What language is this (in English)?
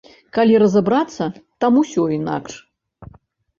Belarusian